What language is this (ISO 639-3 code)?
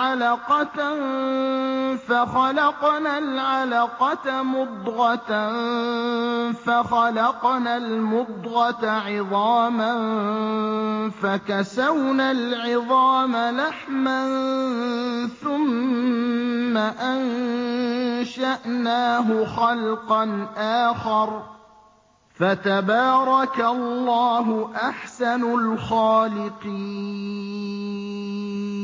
ara